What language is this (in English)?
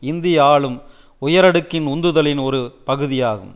Tamil